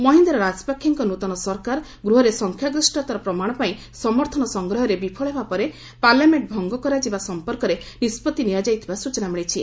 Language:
Odia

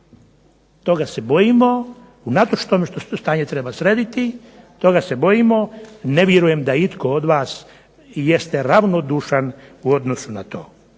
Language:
Croatian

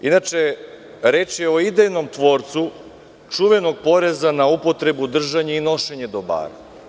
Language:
Serbian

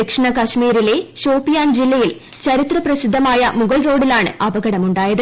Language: Malayalam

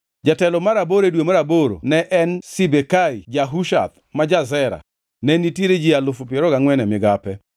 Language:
Luo (Kenya and Tanzania)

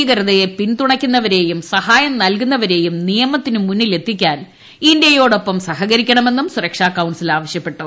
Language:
Malayalam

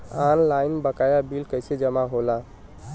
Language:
Bhojpuri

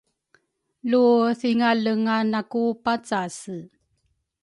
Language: Rukai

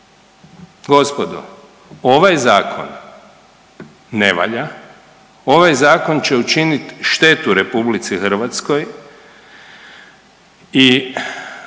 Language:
Croatian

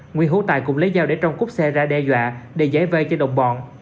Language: Vietnamese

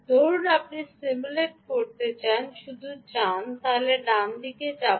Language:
Bangla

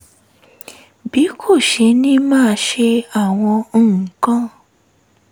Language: Yoruba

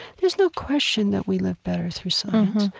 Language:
English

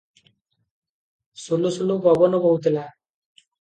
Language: Odia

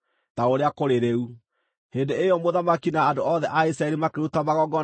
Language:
Kikuyu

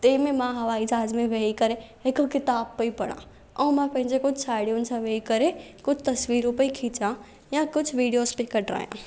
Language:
Sindhi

